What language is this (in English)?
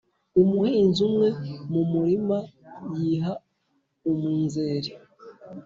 Kinyarwanda